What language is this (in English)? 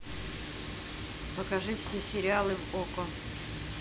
Russian